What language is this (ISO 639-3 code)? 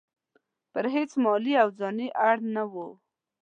pus